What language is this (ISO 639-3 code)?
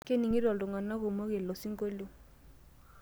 mas